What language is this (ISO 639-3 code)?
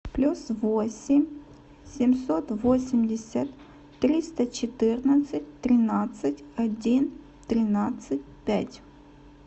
rus